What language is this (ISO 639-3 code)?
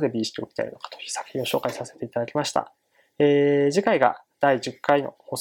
jpn